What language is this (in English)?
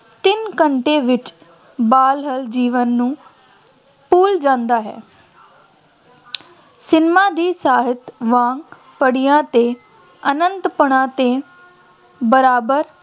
Punjabi